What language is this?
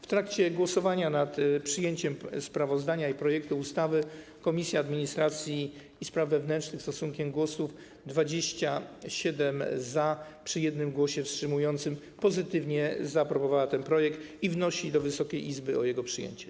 Polish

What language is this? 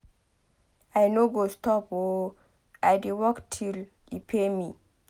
Nigerian Pidgin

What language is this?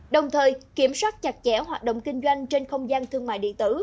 Vietnamese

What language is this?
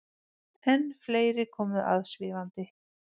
Icelandic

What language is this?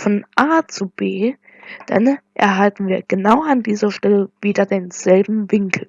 German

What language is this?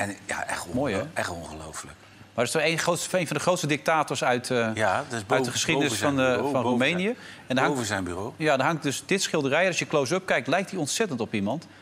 Dutch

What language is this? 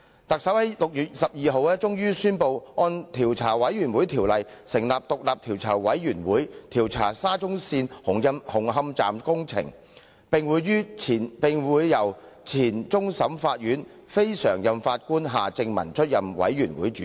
Cantonese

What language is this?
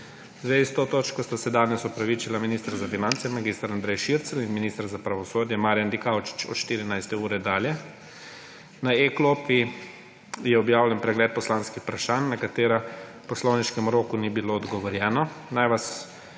Slovenian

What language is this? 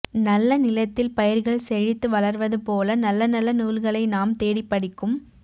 Tamil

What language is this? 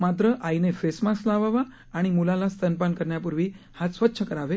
Marathi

